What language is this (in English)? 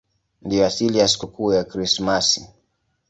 Swahili